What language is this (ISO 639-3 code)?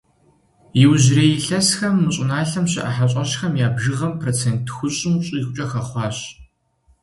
kbd